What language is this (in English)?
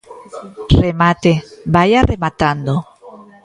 Galician